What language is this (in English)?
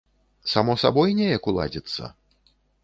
Belarusian